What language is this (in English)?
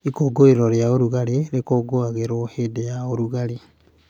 Kikuyu